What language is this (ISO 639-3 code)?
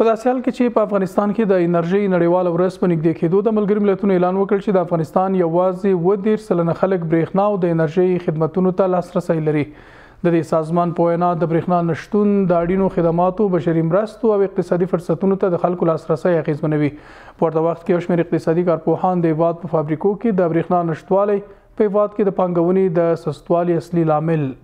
fas